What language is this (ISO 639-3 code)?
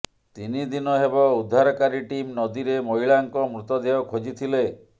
ori